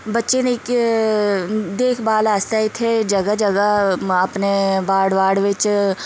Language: Dogri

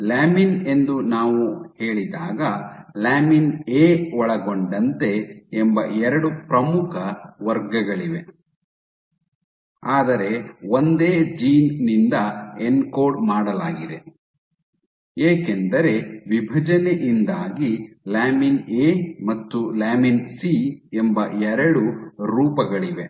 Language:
Kannada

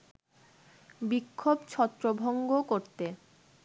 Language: Bangla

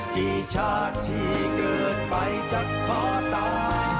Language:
Thai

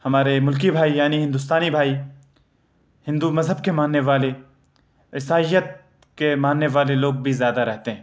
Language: Urdu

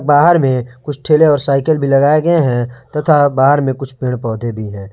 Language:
Hindi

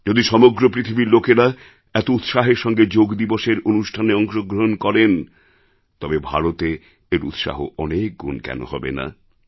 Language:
Bangla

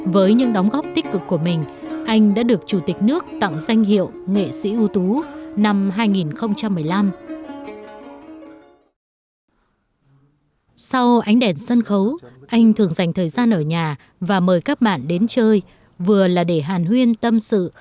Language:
Vietnamese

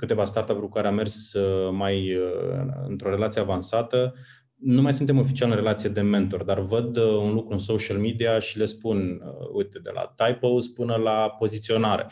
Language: Romanian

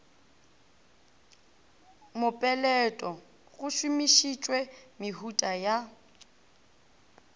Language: Northern Sotho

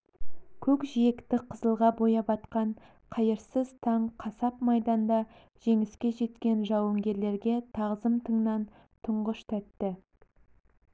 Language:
Kazakh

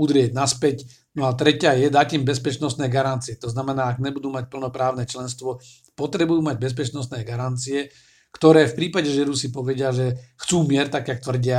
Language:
Slovak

